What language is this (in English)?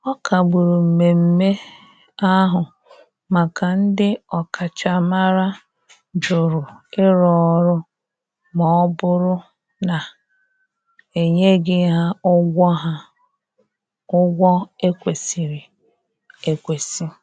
Igbo